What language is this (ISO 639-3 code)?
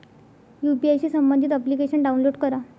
mar